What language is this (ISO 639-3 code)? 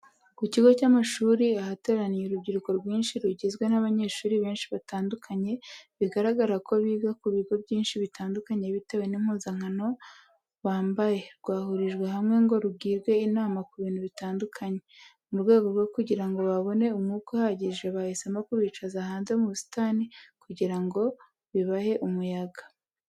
kin